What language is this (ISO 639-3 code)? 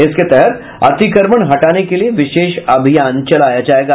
hin